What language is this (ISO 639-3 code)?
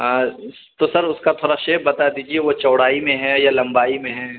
urd